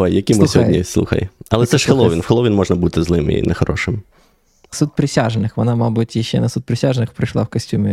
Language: Ukrainian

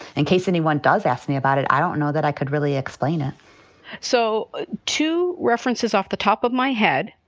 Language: English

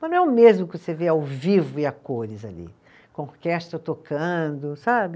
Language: Portuguese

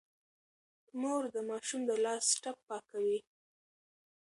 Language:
Pashto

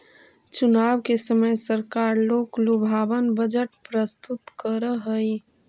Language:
Magahi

